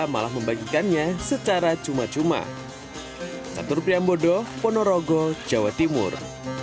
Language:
Indonesian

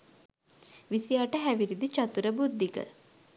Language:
Sinhala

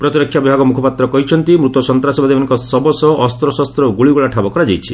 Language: Odia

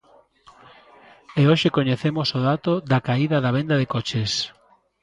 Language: Galician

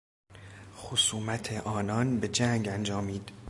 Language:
Persian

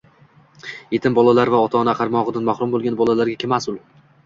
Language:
Uzbek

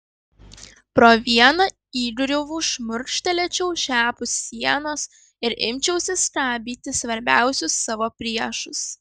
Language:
Lithuanian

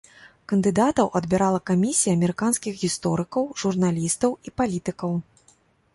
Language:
Belarusian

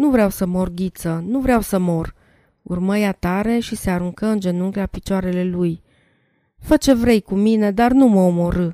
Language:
Romanian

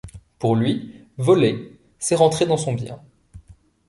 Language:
French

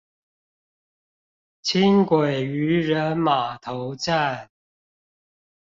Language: Chinese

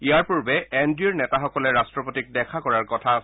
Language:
Assamese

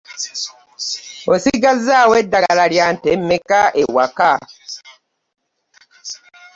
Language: Ganda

